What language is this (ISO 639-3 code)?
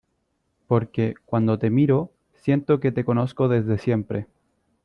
spa